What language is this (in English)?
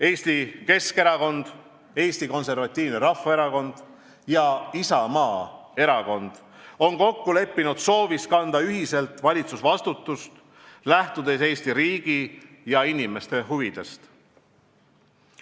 Estonian